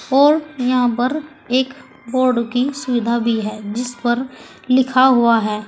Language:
Hindi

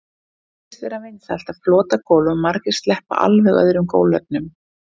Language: Icelandic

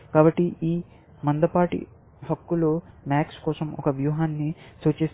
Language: Telugu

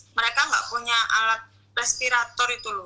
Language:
Indonesian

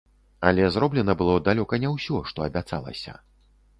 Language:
Belarusian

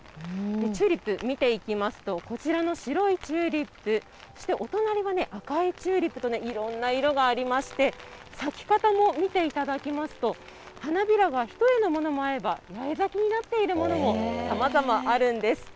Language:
Japanese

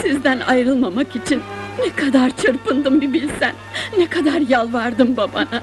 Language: Turkish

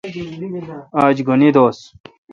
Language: Kalkoti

